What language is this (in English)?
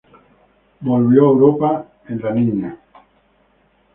Spanish